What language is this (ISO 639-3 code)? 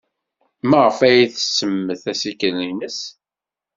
kab